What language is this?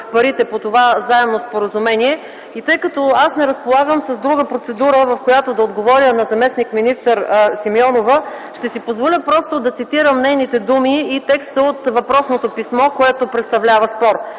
Bulgarian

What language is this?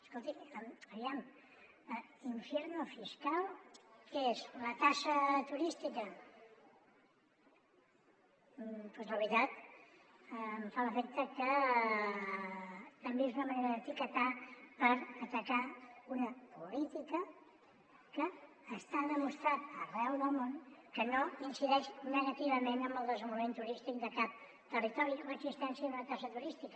Catalan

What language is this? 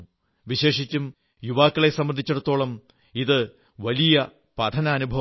Malayalam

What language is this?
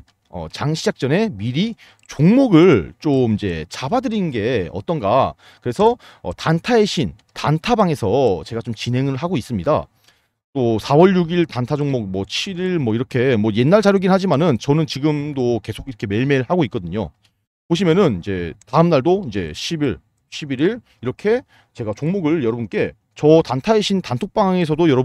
Korean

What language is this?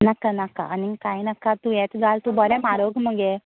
Konkani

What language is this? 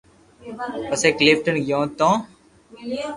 Loarki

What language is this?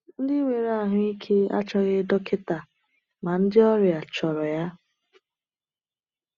Igbo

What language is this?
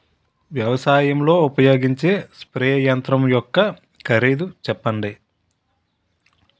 Telugu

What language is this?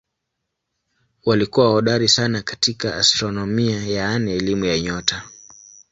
Swahili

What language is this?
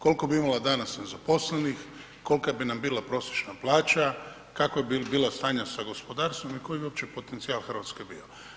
Croatian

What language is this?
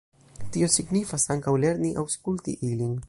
Esperanto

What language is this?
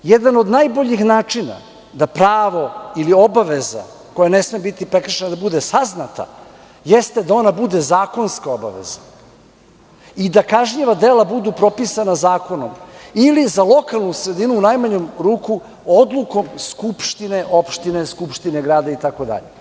Serbian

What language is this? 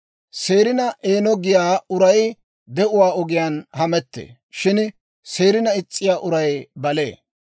Dawro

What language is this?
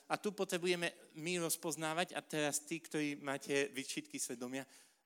Slovak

